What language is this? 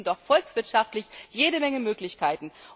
German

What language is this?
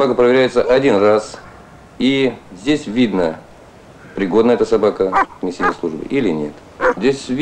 Russian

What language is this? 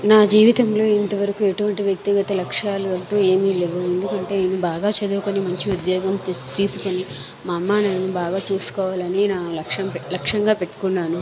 Telugu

